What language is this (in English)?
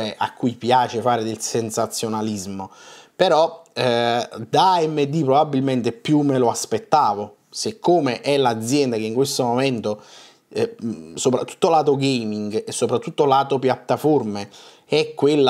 Italian